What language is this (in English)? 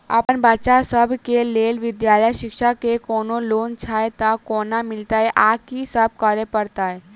Maithili